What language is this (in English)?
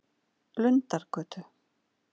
Icelandic